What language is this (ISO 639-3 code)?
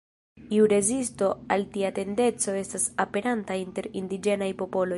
epo